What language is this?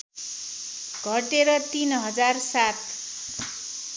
Nepali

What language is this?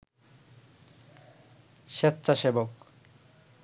Bangla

